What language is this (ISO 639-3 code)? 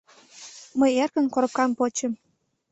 chm